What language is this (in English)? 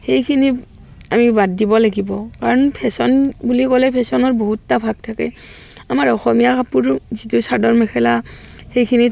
Assamese